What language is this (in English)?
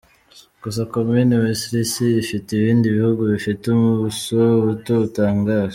Kinyarwanda